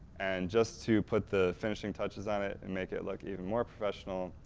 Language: English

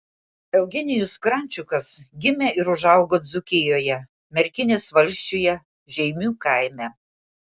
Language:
Lithuanian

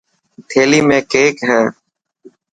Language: Dhatki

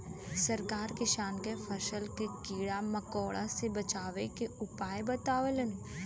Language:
Bhojpuri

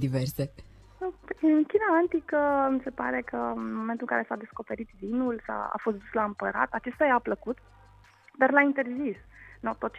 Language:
Romanian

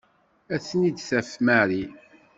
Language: Kabyle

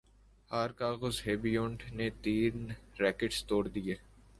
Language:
Urdu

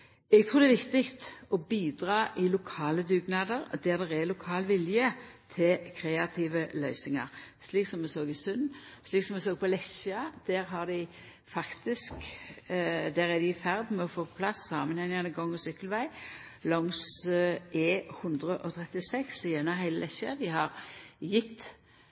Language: Norwegian Nynorsk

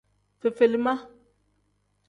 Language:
Tem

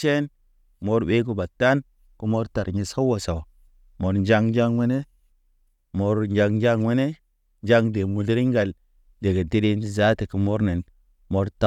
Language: Naba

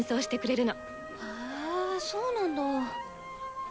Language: Japanese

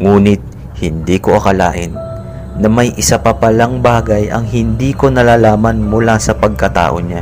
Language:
Filipino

